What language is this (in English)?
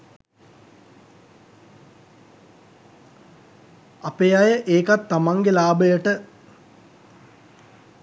Sinhala